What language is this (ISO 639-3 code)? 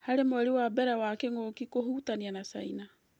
kik